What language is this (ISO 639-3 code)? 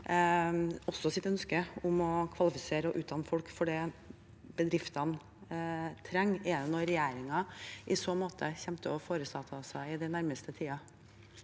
nor